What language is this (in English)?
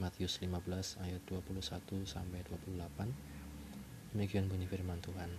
Indonesian